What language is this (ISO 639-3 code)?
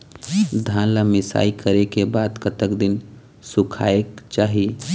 hne